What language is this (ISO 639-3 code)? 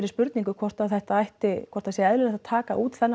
isl